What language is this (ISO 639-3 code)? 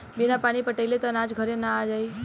bho